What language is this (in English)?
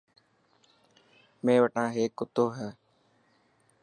Dhatki